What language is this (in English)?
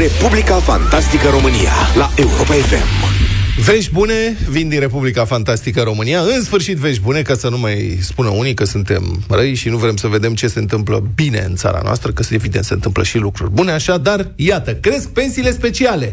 Romanian